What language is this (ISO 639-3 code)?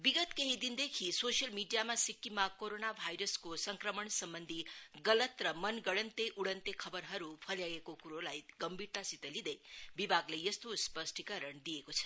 nep